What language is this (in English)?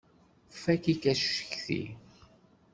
Kabyle